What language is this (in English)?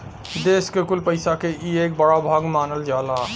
Bhojpuri